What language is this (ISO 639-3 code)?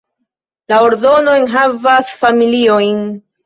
epo